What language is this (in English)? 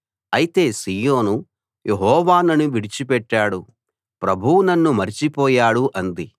Telugu